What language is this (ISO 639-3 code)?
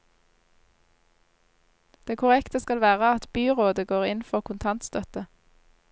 nor